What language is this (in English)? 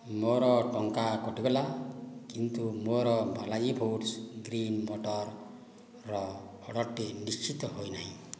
Odia